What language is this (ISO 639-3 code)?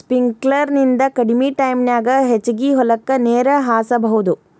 kan